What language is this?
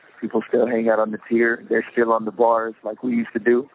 English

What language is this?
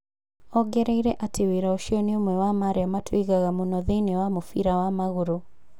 Kikuyu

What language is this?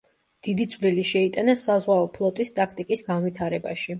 Georgian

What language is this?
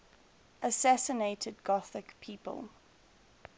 English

